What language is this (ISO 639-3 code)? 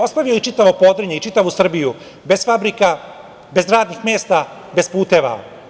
srp